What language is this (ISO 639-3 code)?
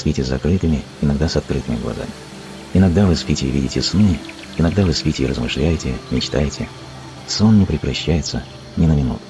rus